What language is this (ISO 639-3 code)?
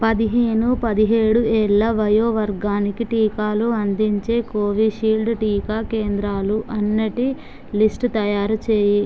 tel